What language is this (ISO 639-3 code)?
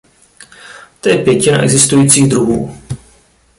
ces